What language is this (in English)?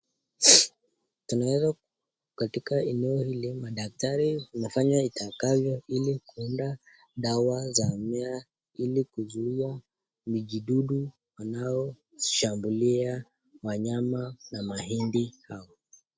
Swahili